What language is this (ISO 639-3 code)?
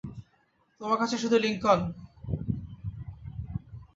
ben